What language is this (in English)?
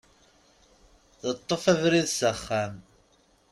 Kabyle